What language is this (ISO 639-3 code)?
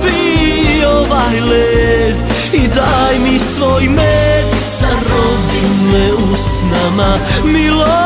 ron